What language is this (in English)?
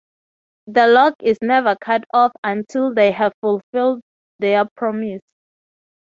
English